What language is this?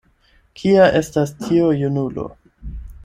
Esperanto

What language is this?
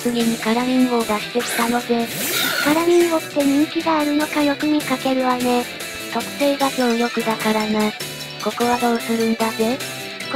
Japanese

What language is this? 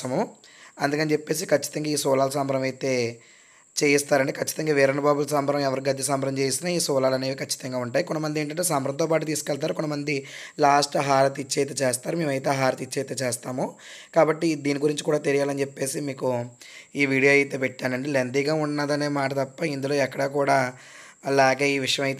Telugu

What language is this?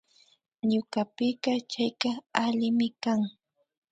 Imbabura Highland Quichua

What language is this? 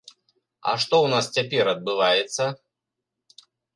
Belarusian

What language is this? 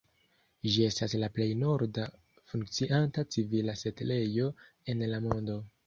Esperanto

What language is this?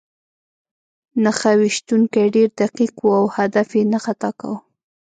Pashto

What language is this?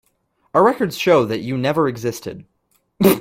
English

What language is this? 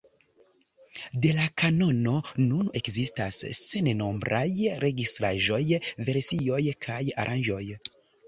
Esperanto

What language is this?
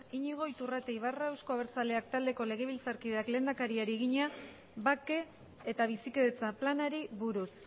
Basque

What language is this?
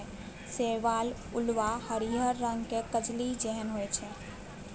Maithili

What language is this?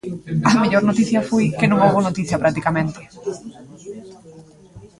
Galician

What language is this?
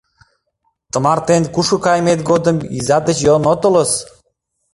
Mari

